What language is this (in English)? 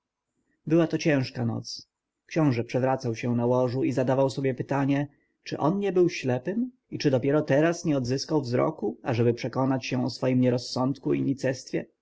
Polish